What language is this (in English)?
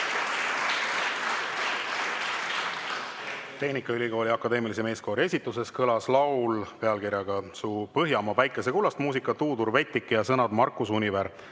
Estonian